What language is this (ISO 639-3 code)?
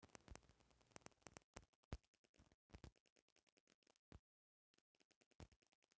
bho